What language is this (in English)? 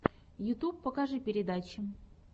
Russian